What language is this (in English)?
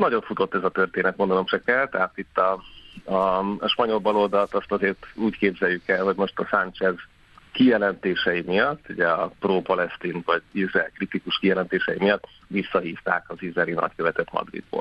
Hungarian